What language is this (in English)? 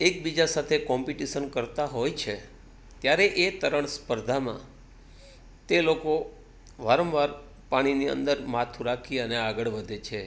Gujarati